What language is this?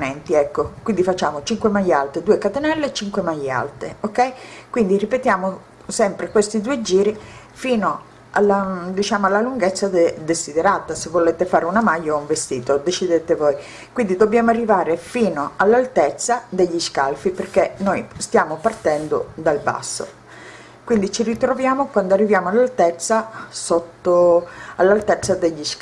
Italian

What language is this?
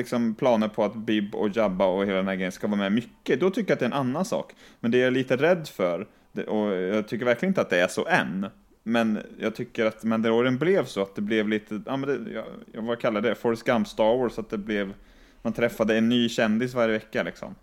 Swedish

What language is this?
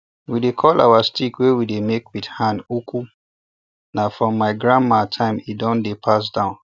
Nigerian Pidgin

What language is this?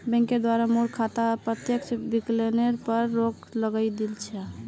Magahi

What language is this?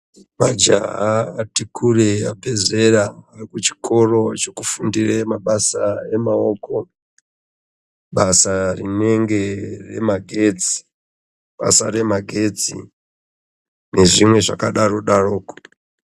Ndau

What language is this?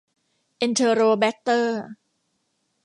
Thai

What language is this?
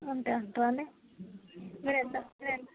Telugu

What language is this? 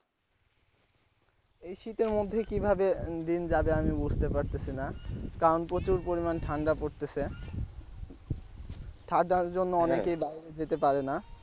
Bangla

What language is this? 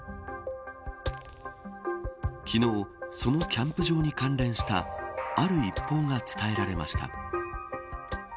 Japanese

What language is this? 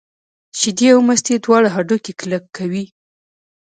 Pashto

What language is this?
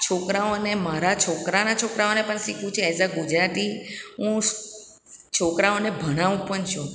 Gujarati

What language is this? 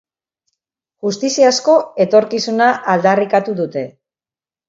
Basque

